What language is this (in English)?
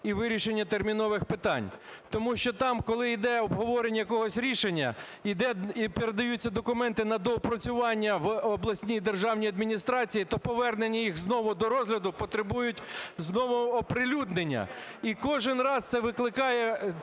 Ukrainian